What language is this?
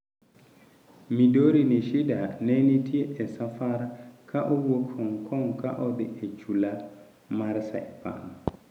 Luo (Kenya and Tanzania)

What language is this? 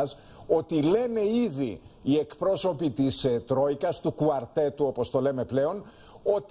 Greek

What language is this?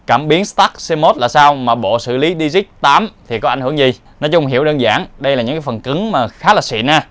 Vietnamese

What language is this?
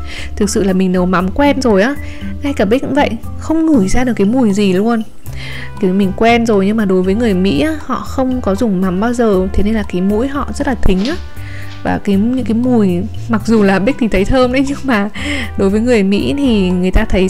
Vietnamese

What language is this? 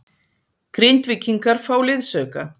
Icelandic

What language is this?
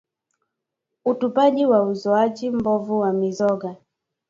Swahili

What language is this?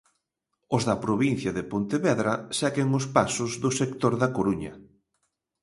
Galician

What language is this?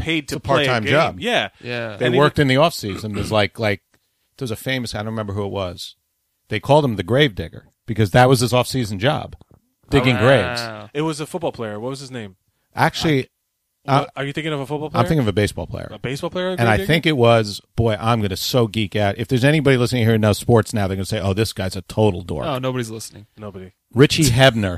English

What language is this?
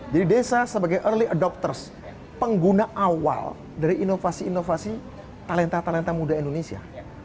Indonesian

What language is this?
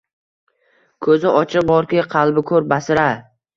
Uzbek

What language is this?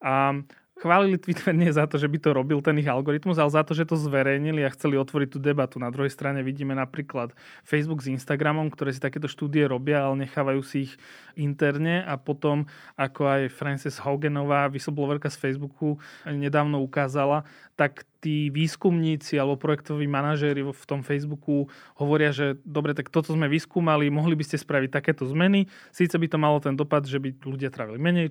Slovak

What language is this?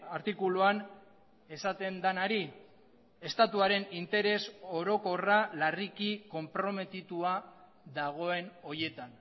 Basque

